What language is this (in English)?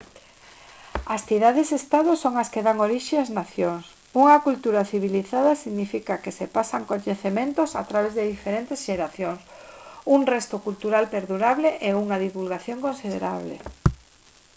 Galician